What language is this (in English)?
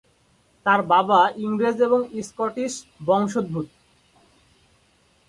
Bangla